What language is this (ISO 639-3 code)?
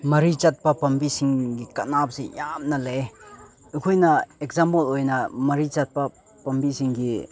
mni